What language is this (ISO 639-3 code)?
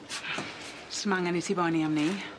cym